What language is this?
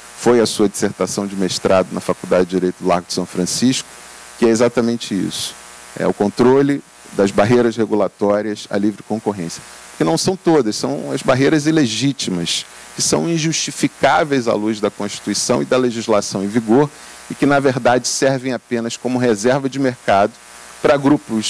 Portuguese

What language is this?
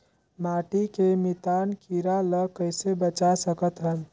Chhattisgarhi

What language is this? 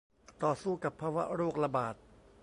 Thai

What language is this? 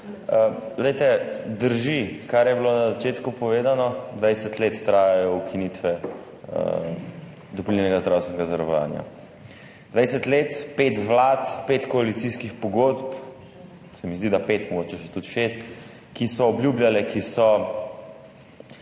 Slovenian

